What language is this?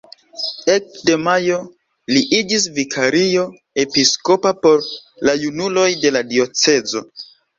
Esperanto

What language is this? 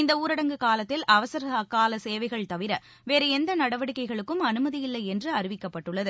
Tamil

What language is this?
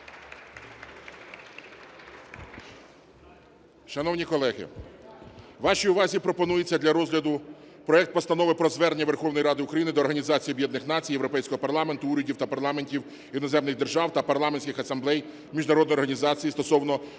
Ukrainian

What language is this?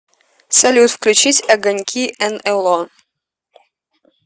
Russian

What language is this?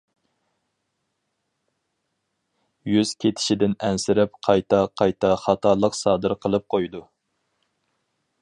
Uyghur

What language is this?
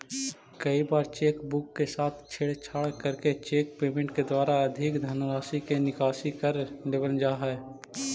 Magahi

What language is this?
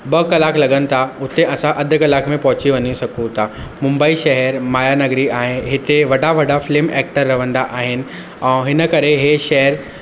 Sindhi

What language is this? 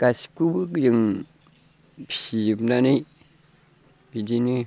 Bodo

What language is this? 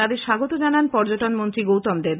Bangla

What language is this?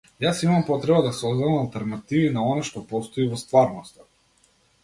Macedonian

